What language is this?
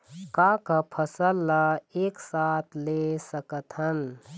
Chhattisgarhi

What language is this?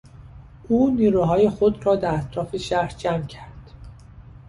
Persian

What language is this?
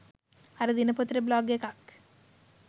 Sinhala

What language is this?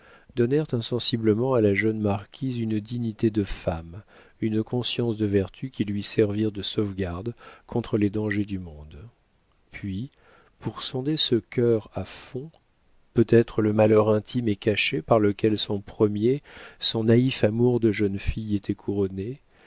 French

